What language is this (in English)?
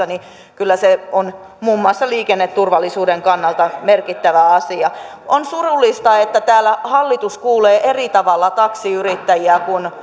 Finnish